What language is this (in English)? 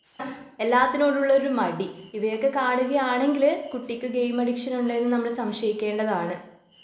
Malayalam